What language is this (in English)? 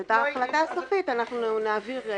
Hebrew